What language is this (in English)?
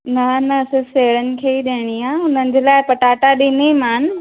Sindhi